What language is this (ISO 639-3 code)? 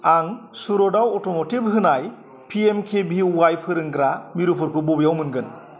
brx